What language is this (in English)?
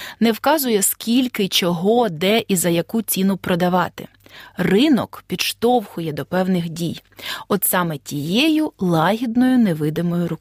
Ukrainian